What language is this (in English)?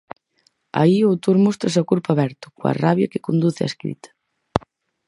Galician